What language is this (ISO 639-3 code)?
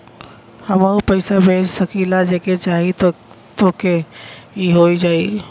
bho